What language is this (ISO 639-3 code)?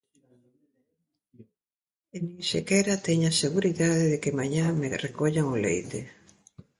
glg